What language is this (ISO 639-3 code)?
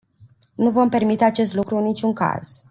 ron